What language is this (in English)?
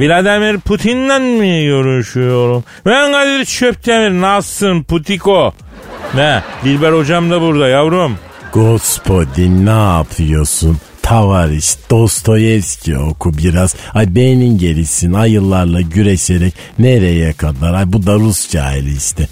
Turkish